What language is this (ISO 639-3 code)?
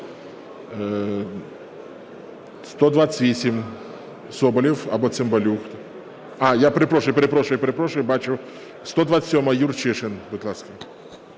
ukr